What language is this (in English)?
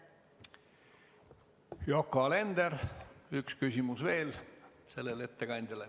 Estonian